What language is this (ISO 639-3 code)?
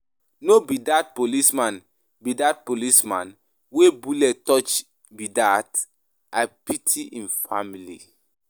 pcm